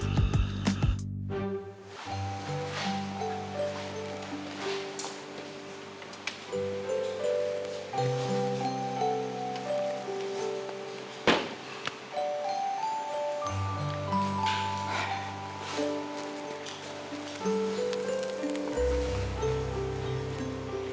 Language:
Indonesian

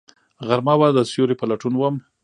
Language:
Pashto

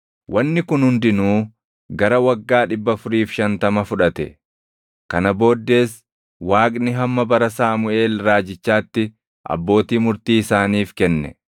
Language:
Oromo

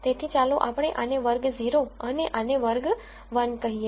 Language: Gujarati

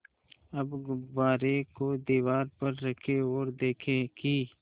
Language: Hindi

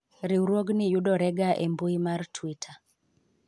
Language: Luo (Kenya and Tanzania)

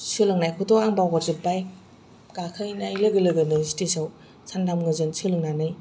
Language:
Bodo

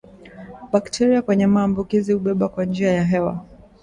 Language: Swahili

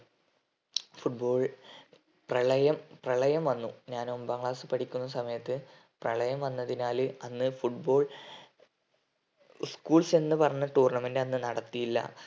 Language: Malayalam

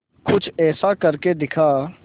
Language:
Hindi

